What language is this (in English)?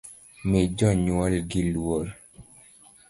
Luo (Kenya and Tanzania)